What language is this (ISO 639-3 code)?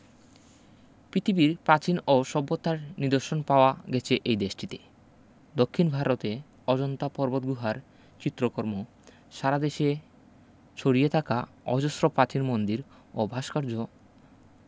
ben